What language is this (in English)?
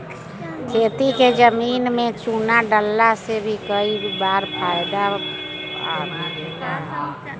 Bhojpuri